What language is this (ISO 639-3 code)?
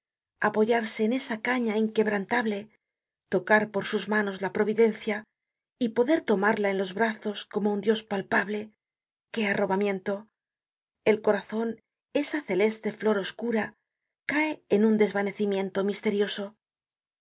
spa